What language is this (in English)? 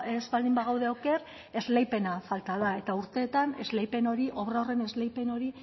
Basque